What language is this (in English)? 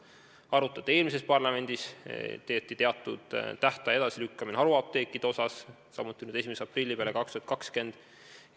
Estonian